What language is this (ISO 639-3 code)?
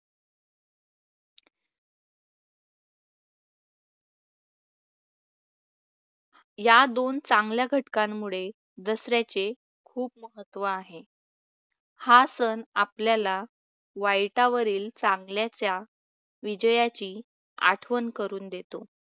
mar